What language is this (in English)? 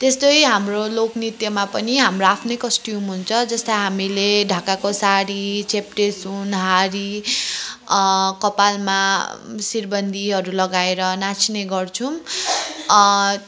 Nepali